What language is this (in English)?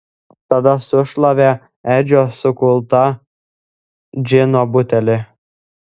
Lithuanian